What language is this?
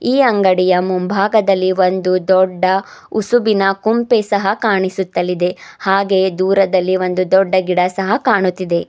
Kannada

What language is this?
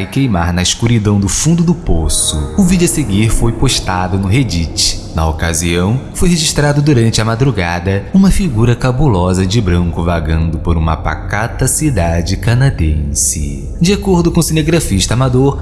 Portuguese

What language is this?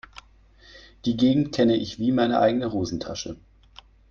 German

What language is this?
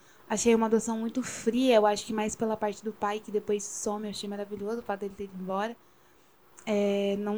Portuguese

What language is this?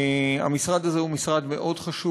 Hebrew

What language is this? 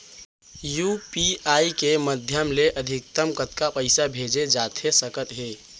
Chhattisgarhi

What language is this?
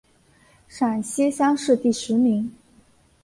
Chinese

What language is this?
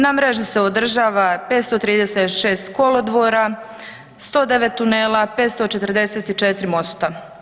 Croatian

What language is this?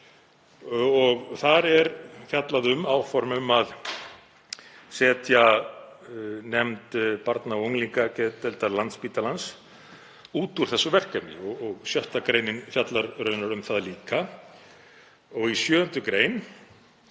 Icelandic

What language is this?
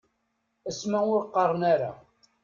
Kabyle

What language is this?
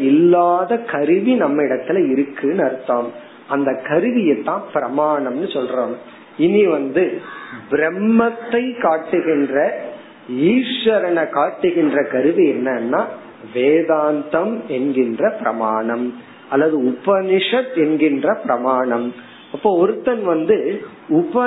Tamil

